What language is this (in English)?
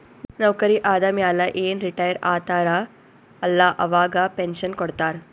Kannada